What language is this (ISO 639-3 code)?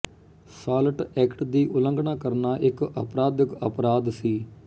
pan